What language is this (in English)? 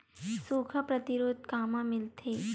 Chhattisgarhi